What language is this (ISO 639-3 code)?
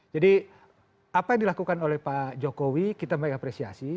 ind